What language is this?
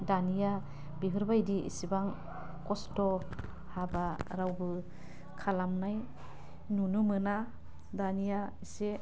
Bodo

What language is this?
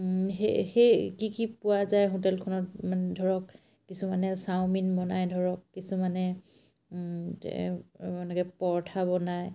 Assamese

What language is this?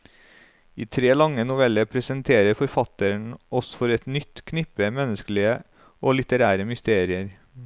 Norwegian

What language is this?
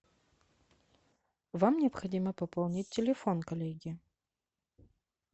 Russian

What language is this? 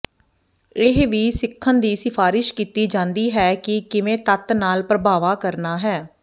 Punjabi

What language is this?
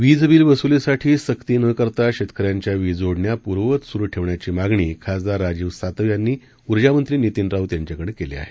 Marathi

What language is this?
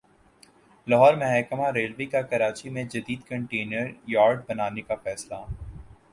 Urdu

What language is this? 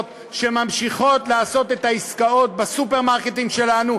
Hebrew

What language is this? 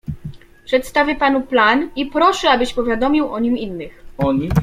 Polish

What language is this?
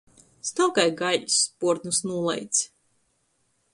Latgalian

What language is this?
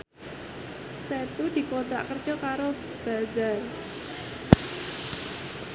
Javanese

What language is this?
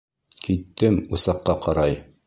Bashkir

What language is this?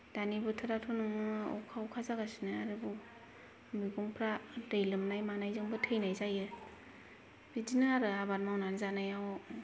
Bodo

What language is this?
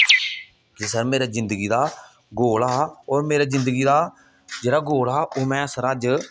Dogri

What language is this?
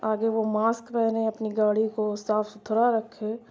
Urdu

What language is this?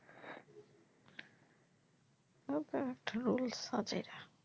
Bangla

